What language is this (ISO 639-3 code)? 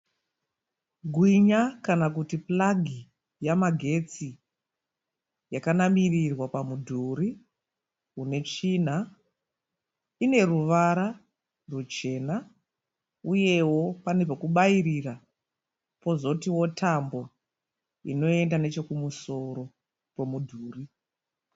sna